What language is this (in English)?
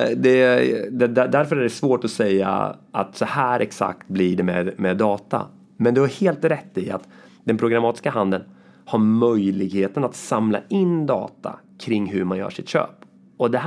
Swedish